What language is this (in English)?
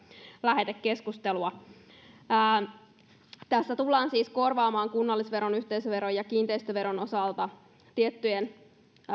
Finnish